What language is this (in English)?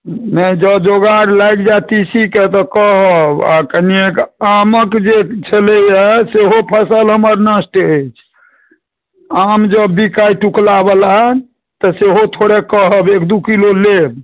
Maithili